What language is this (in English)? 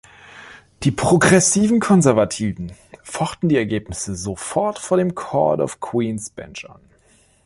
German